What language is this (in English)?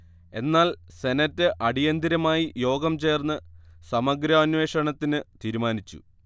Malayalam